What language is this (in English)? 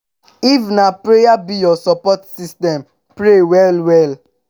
Nigerian Pidgin